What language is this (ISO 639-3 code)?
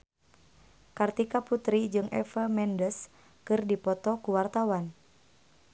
sun